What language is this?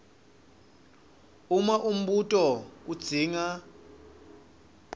Swati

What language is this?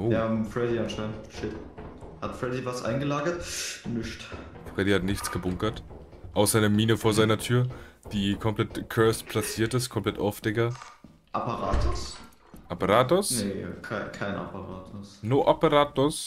German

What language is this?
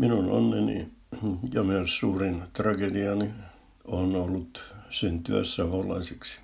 Finnish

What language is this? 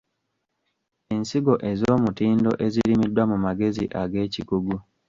Ganda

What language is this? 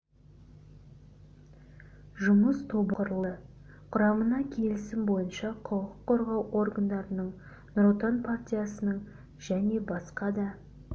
Kazakh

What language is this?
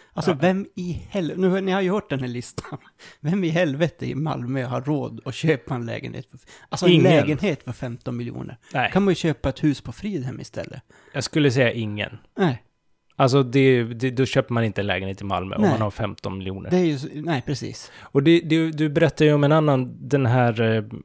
Swedish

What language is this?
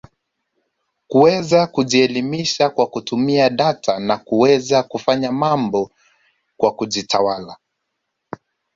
Swahili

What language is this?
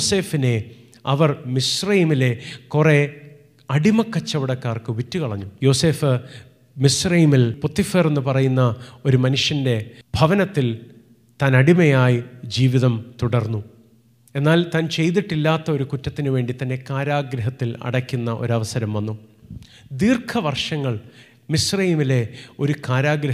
Malayalam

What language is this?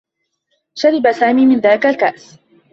Arabic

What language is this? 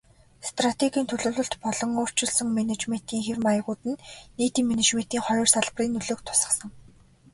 Mongolian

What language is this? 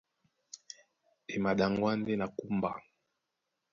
Duala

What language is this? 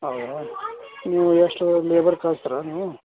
Kannada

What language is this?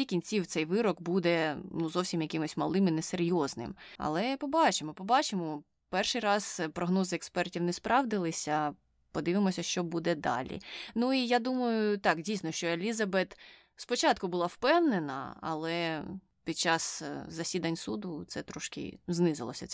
Ukrainian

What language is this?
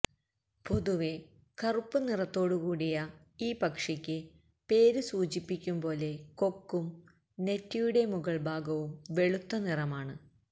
Malayalam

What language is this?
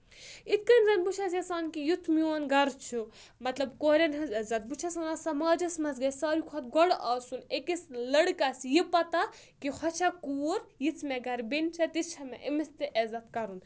Kashmiri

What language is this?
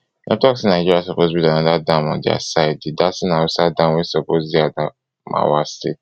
Nigerian Pidgin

